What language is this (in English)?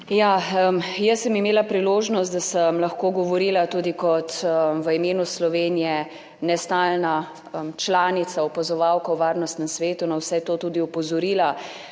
Slovenian